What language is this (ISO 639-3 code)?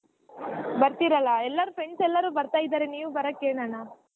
kan